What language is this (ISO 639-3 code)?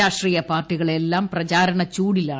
mal